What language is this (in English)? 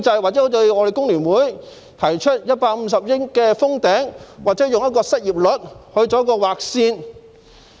Cantonese